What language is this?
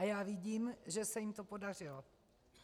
Czech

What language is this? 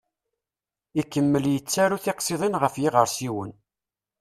Kabyle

